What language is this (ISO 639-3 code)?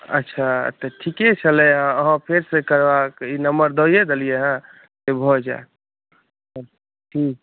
mai